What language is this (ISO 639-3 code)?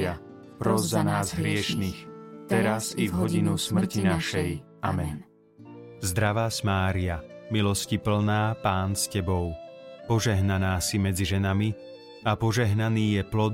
slk